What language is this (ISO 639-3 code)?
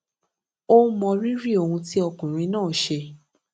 yor